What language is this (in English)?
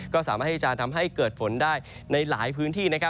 Thai